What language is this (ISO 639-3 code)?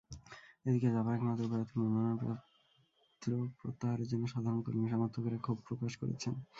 ben